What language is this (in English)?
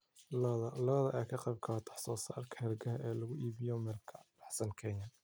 Somali